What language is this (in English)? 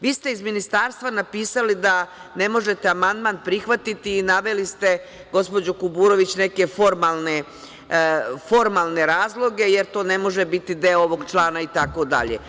Serbian